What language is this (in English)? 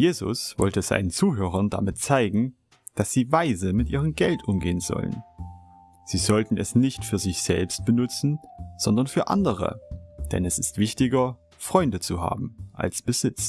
German